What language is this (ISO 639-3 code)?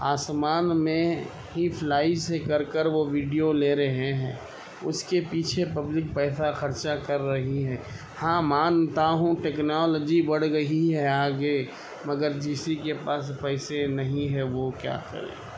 urd